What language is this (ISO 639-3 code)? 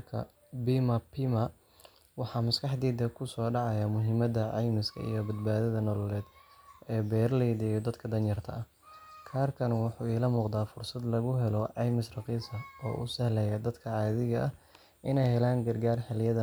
som